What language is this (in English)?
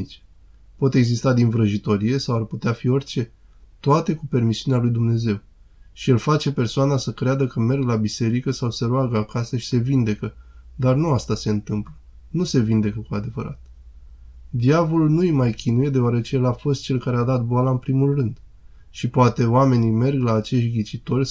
Romanian